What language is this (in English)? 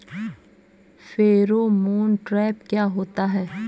Hindi